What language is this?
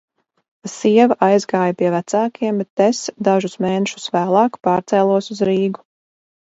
Latvian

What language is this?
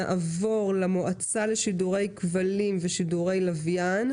Hebrew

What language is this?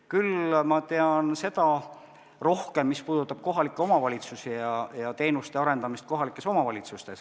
Estonian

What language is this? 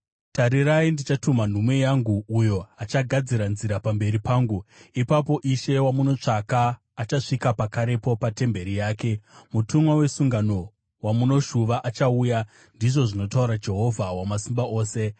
Shona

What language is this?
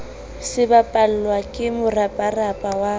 Southern Sotho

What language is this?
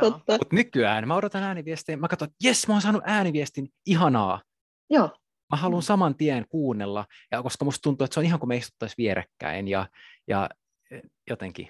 Finnish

